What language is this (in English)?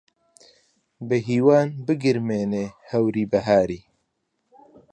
Central Kurdish